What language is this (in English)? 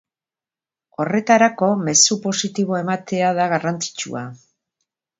Basque